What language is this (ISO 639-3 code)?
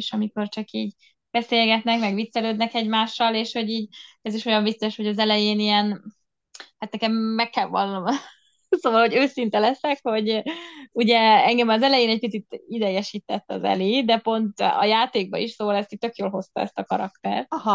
hun